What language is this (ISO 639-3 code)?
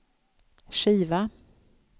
swe